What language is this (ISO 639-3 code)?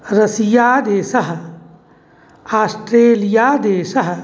san